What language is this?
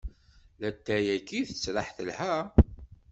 Kabyle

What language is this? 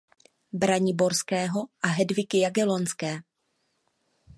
Czech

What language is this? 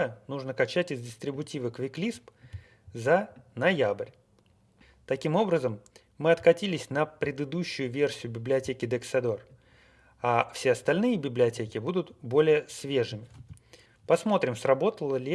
Russian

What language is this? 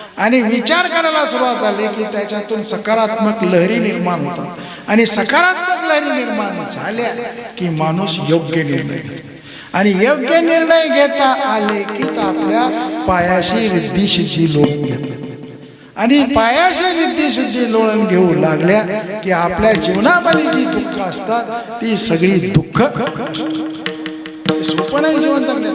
Marathi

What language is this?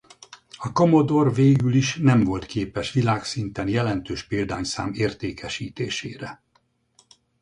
Hungarian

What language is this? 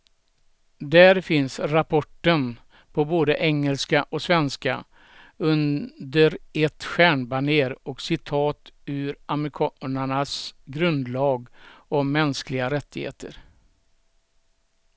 Swedish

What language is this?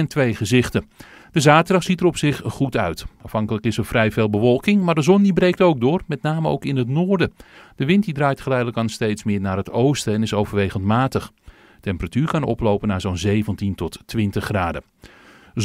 Dutch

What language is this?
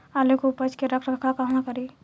Bhojpuri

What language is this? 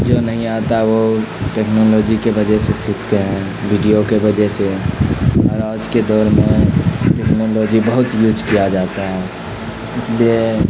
Urdu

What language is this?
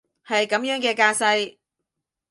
Cantonese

